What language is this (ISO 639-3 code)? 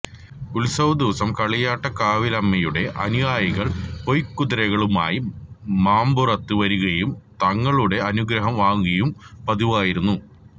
mal